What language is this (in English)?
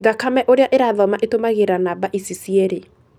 Kikuyu